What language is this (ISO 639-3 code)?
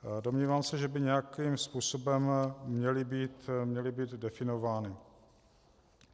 ces